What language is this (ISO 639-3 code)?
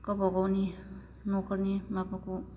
brx